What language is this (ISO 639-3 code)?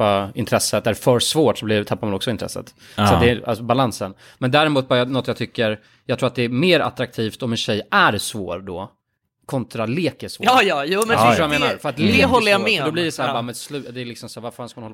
swe